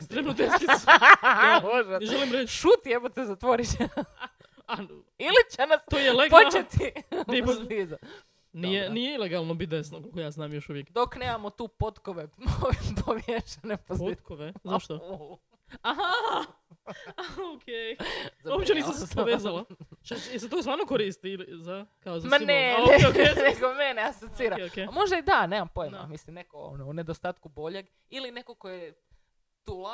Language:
Croatian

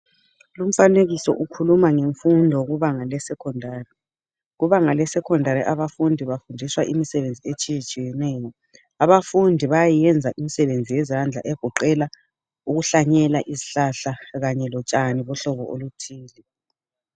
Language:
North Ndebele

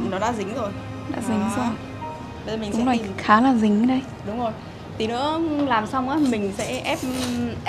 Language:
Vietnamese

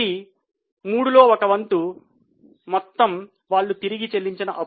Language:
Telugu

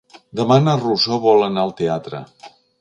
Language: Catalan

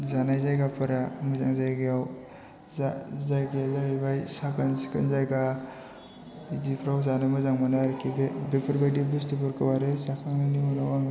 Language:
Bodo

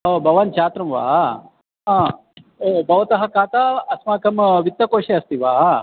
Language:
Sanskrit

